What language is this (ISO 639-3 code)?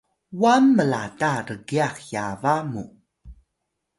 tay